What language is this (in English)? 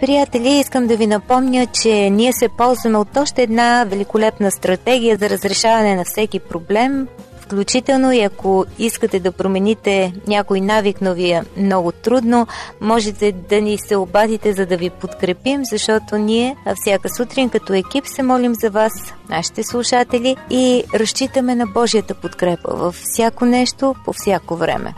Bulgarian